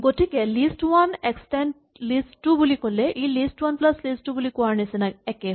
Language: Assamese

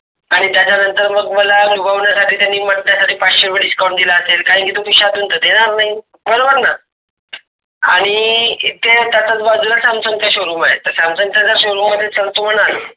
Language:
Marathi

